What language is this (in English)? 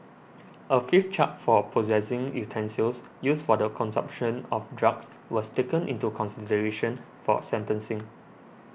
English